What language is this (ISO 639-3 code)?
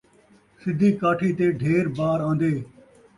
skr